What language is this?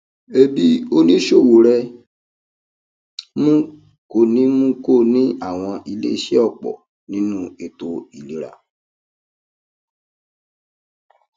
Yoruba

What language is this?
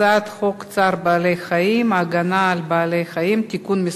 Hebrew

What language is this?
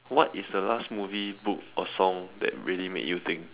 English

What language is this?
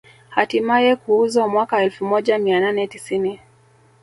Swahili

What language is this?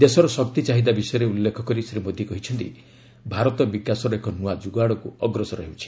Odia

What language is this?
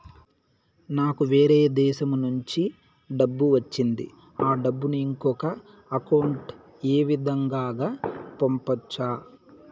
Telugu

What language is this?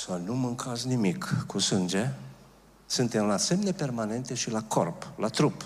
Romanian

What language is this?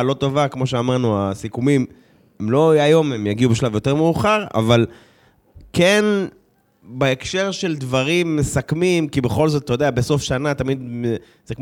Hebrew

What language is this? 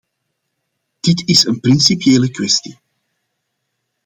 Dutch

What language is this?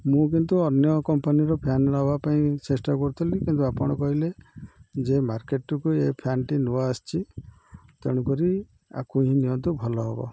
Odia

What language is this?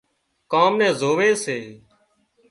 Wadiyara Koli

